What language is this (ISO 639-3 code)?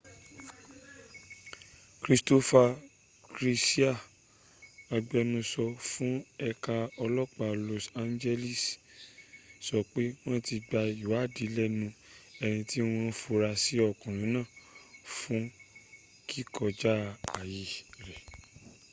yor